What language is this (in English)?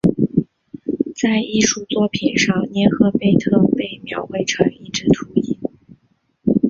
Chinese